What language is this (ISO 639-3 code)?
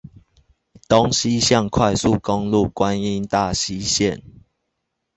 zho